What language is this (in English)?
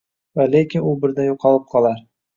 Uzbek